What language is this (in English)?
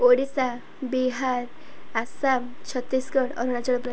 Odia